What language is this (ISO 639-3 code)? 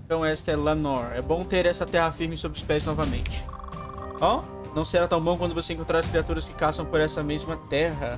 por